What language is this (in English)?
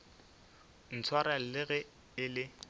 Northern Sotho